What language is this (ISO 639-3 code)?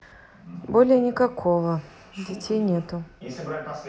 rus